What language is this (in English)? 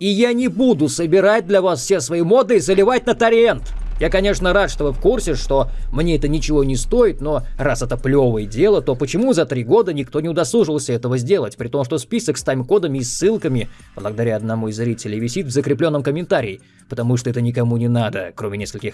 Russian